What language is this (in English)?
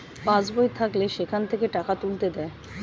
Bangla